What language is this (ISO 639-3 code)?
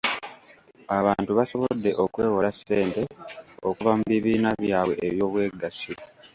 lug